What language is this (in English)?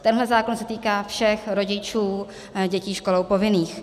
Czech